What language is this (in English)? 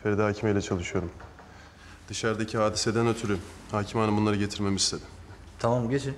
Turkish